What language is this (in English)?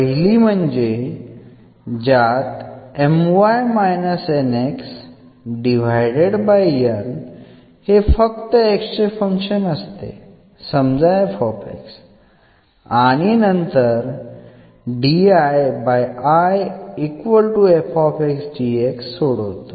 Marathi